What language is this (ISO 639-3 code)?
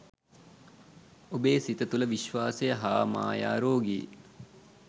sin